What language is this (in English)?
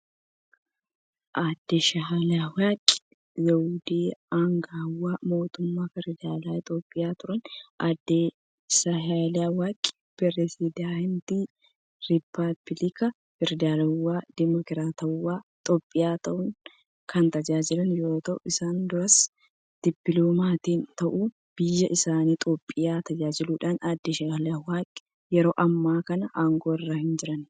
Oromo